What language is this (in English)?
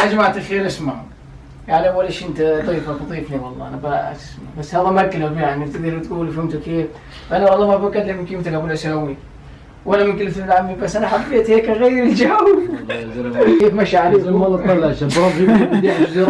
Arabic